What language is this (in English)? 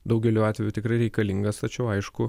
Lithuanian